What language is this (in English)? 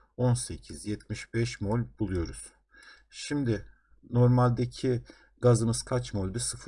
Turkish